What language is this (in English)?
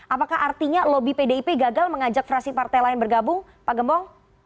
Indonesian